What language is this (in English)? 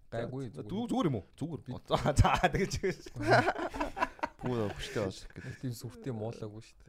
Korean